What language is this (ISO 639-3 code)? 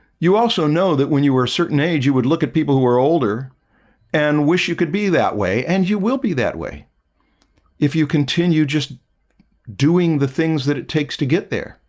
eng